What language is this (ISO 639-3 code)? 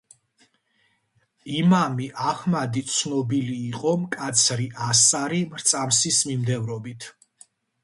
kat